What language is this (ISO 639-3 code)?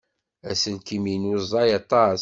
kab